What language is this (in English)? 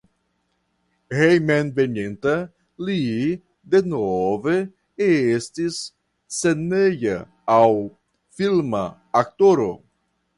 Esperanto